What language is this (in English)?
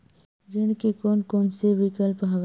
Chhattisgarhi